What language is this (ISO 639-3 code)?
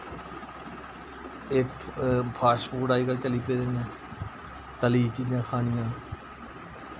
doi